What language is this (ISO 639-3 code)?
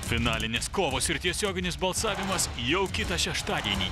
lit